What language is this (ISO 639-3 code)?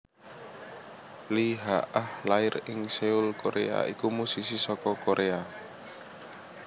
jav